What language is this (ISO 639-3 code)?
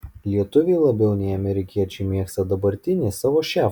lit